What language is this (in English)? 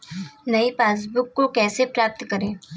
Hindi